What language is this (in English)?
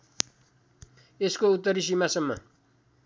Nepali